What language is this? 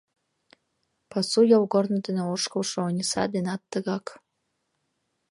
Mari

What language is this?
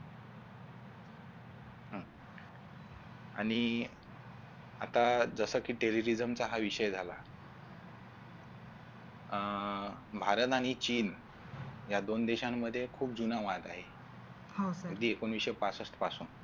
Marathi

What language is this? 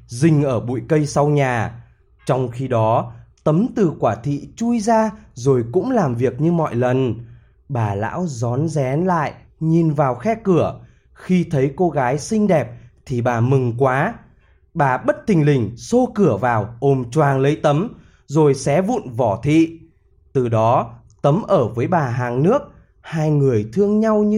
Vietnamese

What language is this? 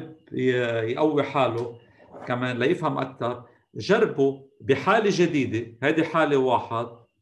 Arabic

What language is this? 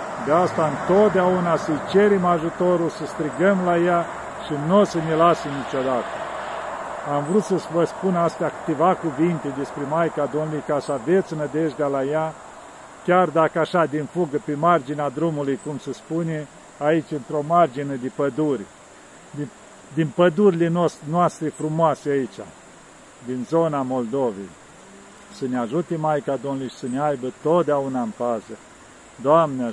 Romanian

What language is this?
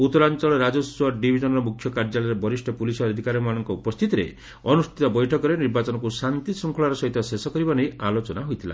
Odia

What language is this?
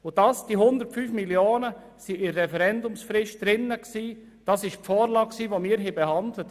Swiss German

